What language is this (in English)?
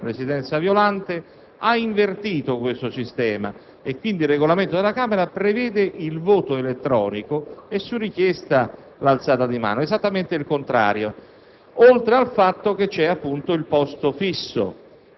Italian